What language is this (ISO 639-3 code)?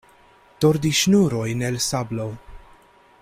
epo